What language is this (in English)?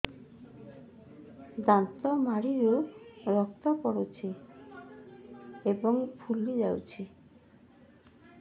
Odia